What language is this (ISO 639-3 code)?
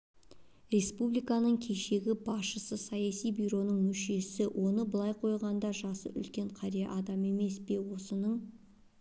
kaz